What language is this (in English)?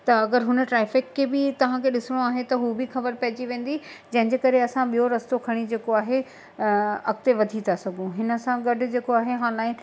Sindhi